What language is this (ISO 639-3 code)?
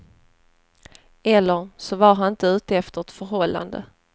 swe